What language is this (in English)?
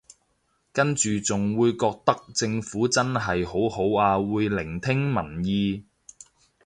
Cantonese